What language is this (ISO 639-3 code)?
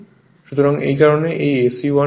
ben